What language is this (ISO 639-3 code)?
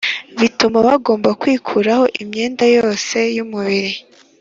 kin